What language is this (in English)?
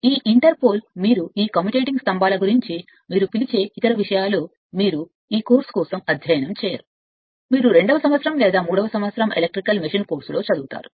Telugu